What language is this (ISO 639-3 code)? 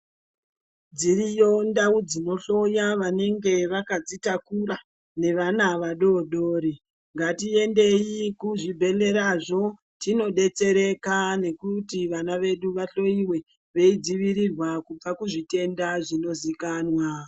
ndc